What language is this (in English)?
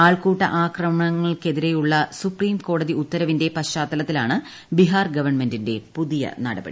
Malayalam